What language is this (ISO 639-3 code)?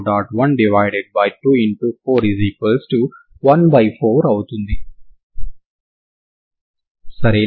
tel